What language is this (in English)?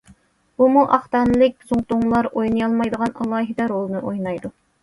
Uyghur